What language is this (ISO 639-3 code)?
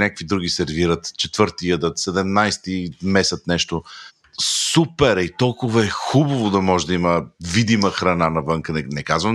bul